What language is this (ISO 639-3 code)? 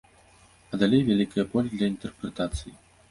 bel